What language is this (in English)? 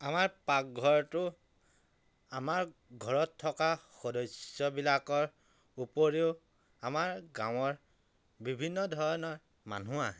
Assamese